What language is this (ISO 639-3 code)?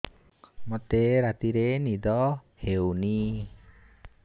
ori